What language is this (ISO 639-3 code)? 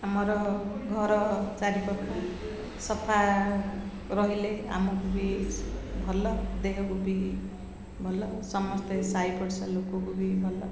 ori